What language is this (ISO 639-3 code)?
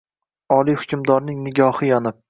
uzb